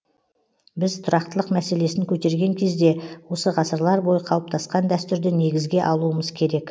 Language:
Kazakh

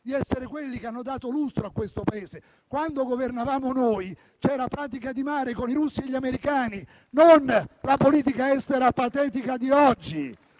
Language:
Italian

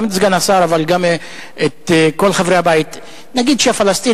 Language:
Hebrew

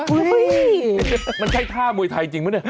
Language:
Thai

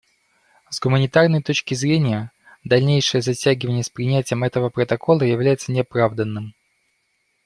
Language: Russian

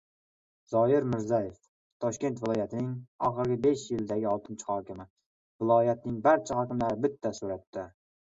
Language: Uzbek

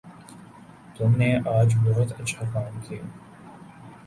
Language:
Urdu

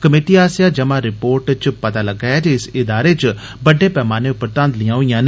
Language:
Dogri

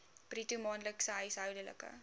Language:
Afrikaans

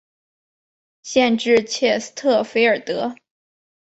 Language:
Chinese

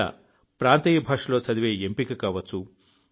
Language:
Telugu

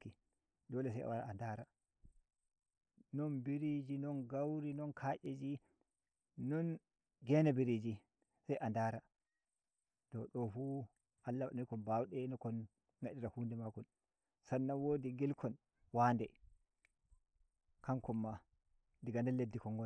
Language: Nigerian Fulfulde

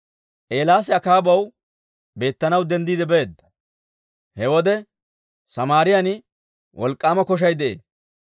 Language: Dawro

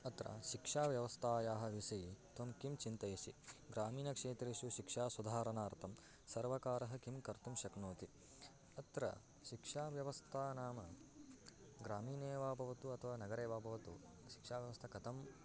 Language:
Sanskrit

